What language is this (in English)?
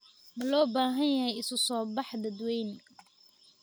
Somali